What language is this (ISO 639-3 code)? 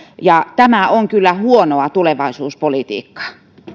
fin